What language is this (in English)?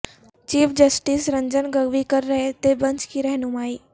Urdu